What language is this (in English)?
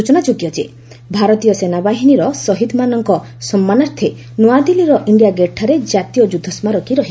Odia